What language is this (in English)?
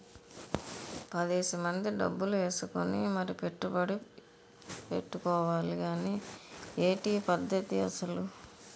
Telugu